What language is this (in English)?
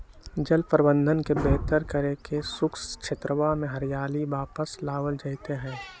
Magahi